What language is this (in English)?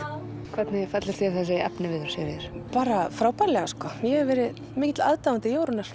Icelandic